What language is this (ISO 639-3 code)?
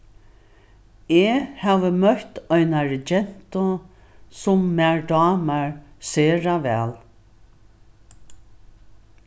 fao